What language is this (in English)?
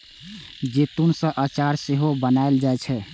Maithili